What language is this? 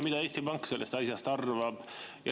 Estonian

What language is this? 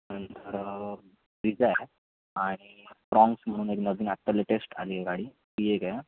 Marathi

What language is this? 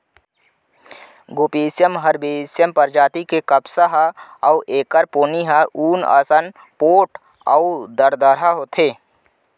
Chhattisgarhi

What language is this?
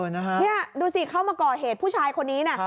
Thai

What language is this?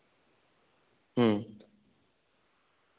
Santali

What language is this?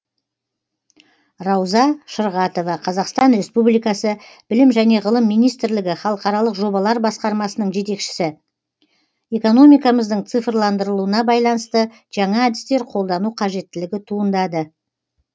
Kazakh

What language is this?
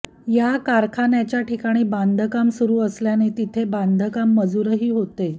Marathi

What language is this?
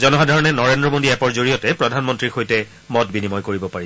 Assamese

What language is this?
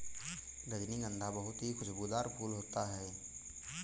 Hindi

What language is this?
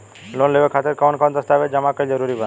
Bhojpuri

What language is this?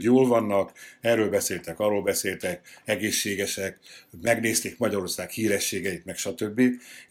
Hungarian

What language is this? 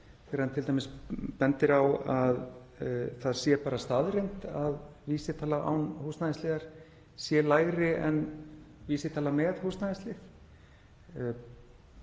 Icelandic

